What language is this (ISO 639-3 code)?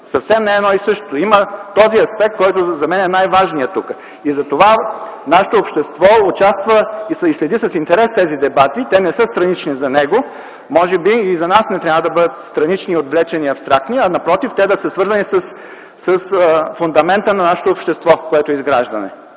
bul